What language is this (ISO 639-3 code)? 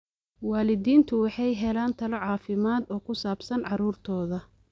som